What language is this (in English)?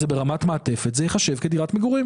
Hebrew